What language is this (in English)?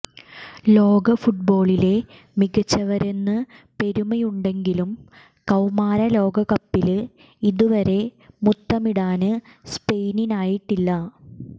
Malayalam